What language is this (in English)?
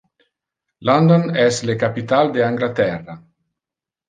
Interlingua